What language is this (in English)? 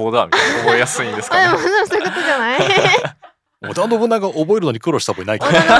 Japanese